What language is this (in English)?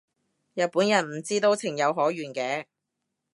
Cantonese